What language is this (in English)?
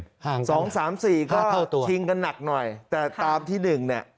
Thai